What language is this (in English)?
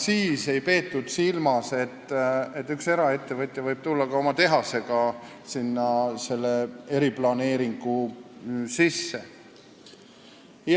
Estonian